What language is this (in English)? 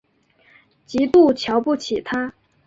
Chinese